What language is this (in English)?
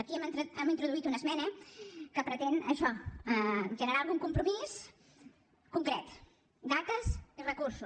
Catalan